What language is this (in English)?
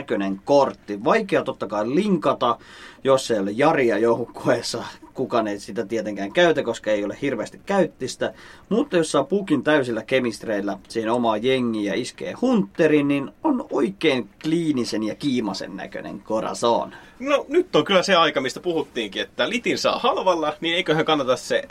Finnish